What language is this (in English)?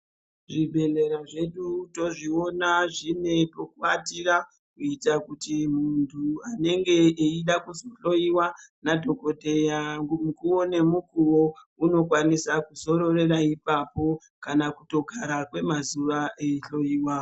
Ndau